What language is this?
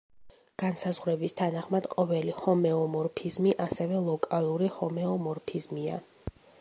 Georgian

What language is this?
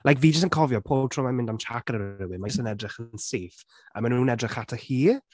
Welsh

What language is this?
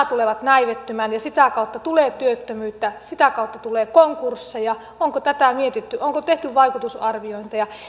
Finnish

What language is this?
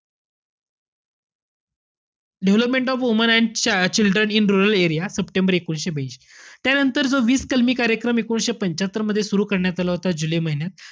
Marathi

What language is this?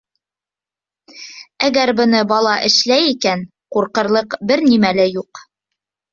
Bashkir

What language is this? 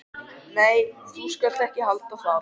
Icelandic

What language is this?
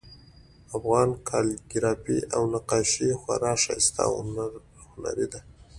Pashto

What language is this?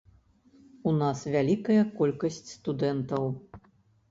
Belarusian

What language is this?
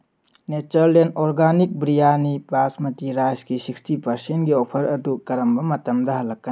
Manipuri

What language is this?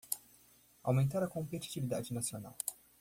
Portuguese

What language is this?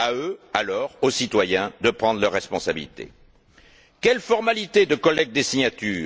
French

